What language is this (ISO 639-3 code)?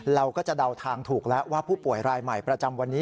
tha